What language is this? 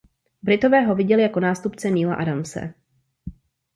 Czech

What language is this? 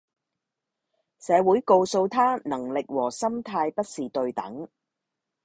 Cantonese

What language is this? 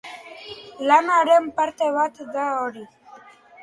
Basque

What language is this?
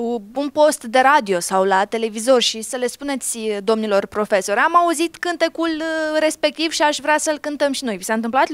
Romanian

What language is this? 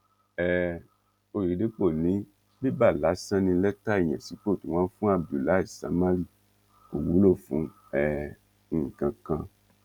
Yoruba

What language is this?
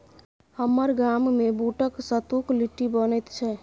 Maithili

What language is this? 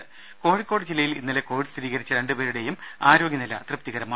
Malayalam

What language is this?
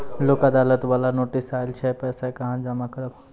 Maithili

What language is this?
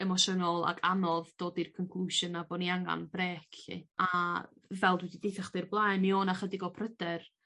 Welsh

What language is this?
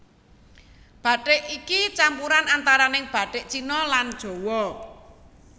Javanese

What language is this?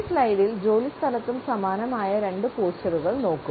Malayalam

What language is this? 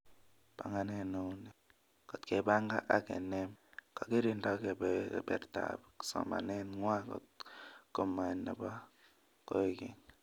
Kalenjin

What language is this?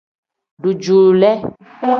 Tem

